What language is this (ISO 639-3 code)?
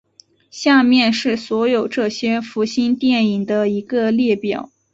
zho